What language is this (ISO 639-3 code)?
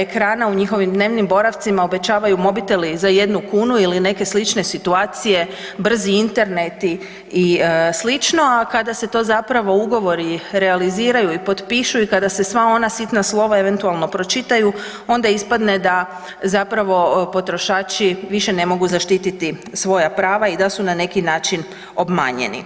hrv